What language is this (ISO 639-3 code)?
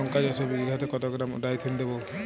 ben